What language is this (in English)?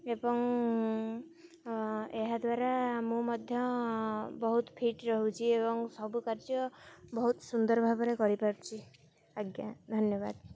Odia